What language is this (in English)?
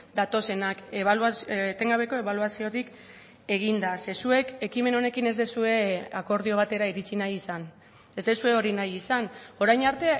Basque